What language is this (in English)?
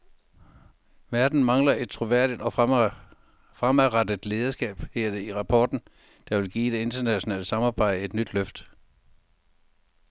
Danish